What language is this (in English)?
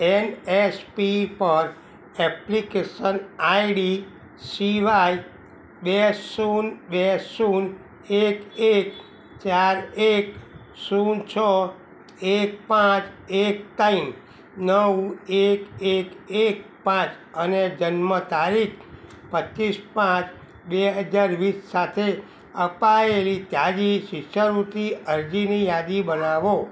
Gujarati